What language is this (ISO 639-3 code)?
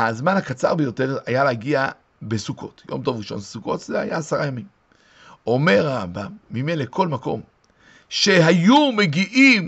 heb